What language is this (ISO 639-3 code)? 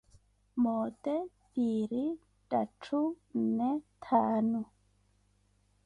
eko